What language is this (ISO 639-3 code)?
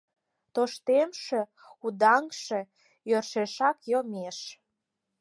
chm